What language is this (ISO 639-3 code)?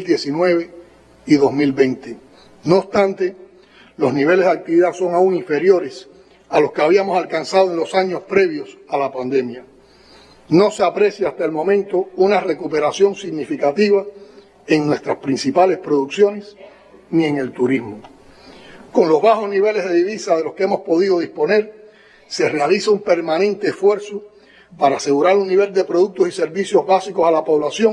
spa